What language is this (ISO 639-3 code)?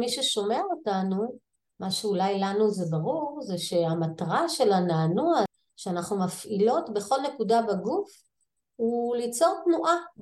heb